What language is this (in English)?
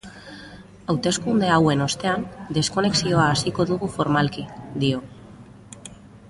Basque